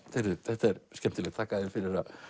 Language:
Icelandic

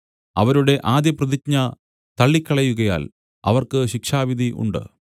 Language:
Malayalam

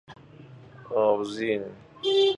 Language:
Persian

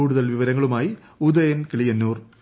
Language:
Malayalam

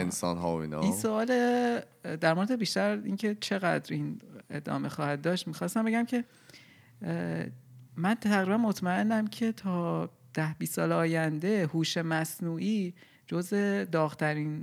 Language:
Persian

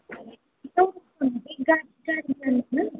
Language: Nepali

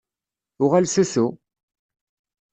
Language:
Kabyle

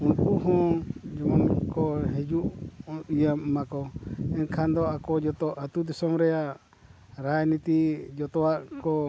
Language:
Santali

